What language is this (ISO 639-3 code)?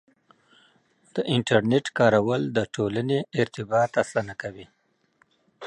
pus